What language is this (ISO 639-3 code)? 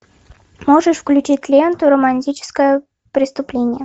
rus